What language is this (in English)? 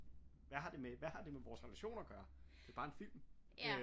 Danish